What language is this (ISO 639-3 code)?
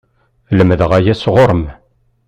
kab